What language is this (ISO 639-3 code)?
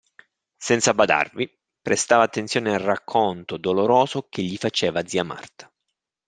ita